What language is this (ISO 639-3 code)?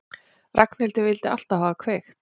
isl